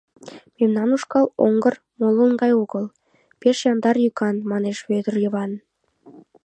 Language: Mari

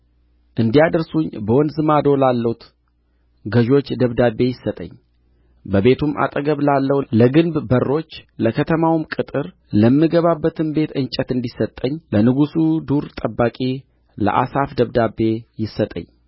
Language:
Amharic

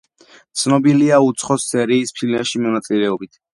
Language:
Georgian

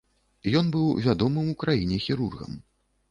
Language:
Belarusian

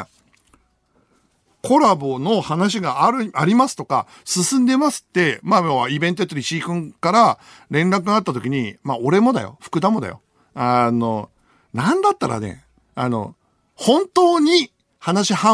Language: Japanese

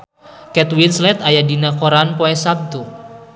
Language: Sundanese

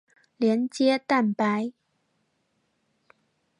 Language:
Chinese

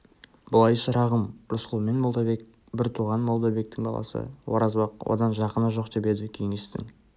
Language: Kazakh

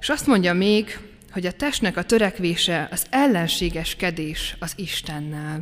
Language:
Hungarian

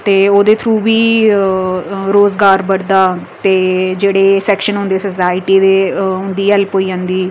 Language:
Dogri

